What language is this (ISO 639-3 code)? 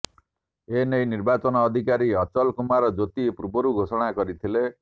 ori